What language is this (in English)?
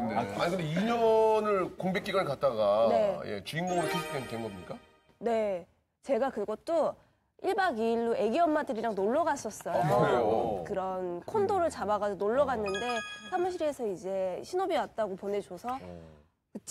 Korean